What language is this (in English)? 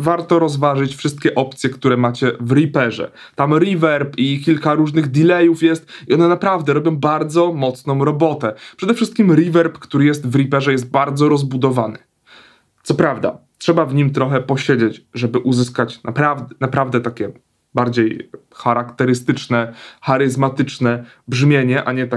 Polish